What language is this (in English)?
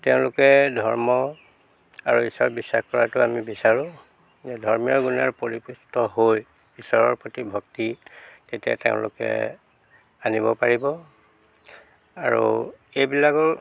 Assamese